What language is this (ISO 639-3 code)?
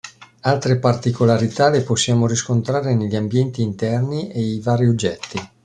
ita